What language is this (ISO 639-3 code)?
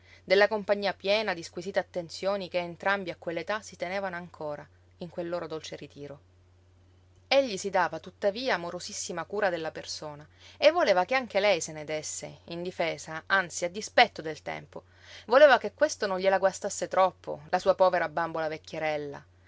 ita